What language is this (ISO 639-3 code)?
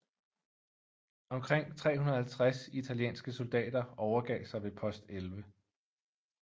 dan